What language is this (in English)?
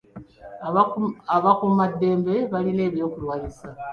Ganda